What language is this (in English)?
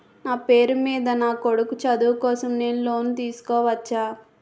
Telugu